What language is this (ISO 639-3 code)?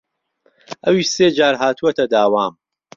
ckb